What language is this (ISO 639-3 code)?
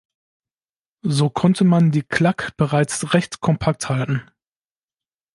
deu